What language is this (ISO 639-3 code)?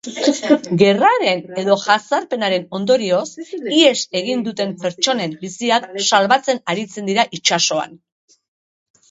eus